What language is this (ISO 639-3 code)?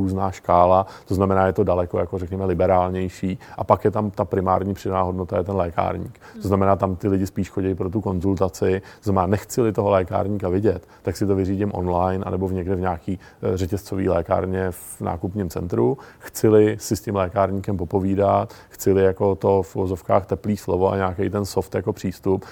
ces